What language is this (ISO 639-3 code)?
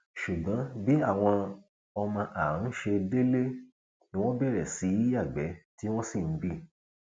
yor